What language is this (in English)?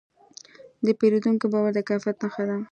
Pashto